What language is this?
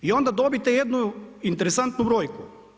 Croatian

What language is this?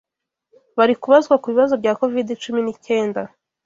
Kinyarwanda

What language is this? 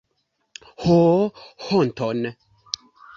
Esperanto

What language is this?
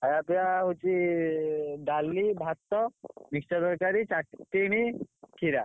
Odia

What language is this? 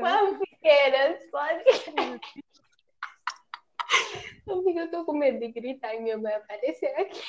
Portuguese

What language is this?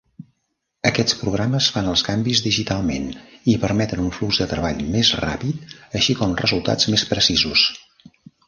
Catalan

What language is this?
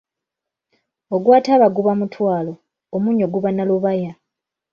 Ganda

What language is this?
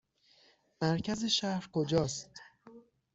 Persian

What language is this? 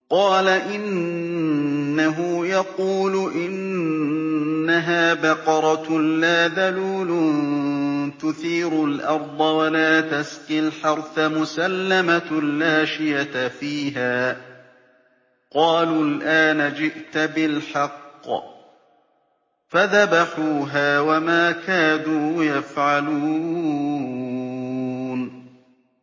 Arabic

